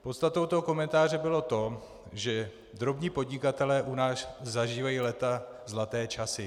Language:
Czech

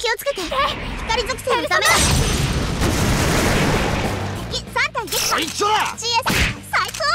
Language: Japanese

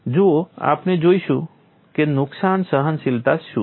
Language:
Gujarati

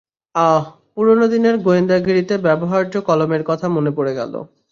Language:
Bangla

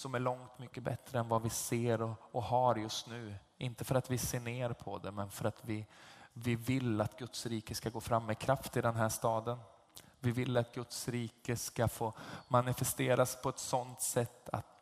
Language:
Swedish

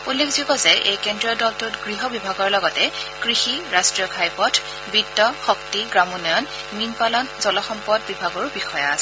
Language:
Assamese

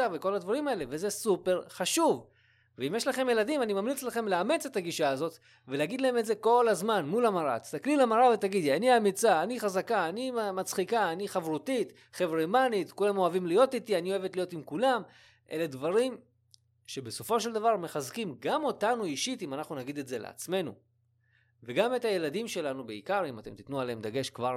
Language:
Hebrew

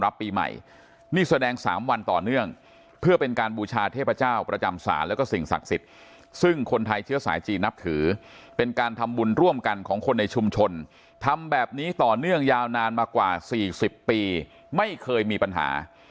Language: Thai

